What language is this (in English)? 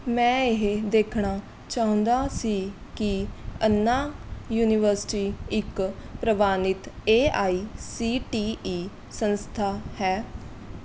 Punjabi